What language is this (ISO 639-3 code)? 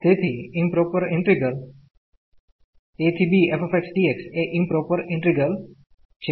guj